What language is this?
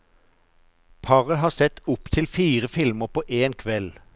Norwegian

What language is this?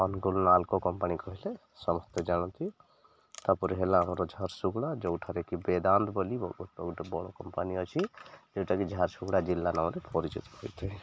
Odia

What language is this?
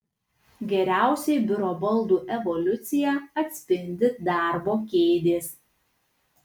Lithuanian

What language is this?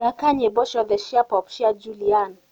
Kikuyu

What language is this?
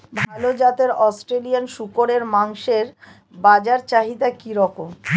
Bangla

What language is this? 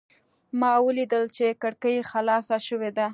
Pashto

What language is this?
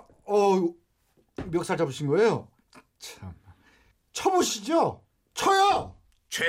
Korean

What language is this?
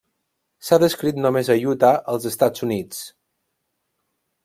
Catalan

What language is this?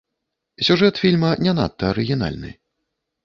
Belarusian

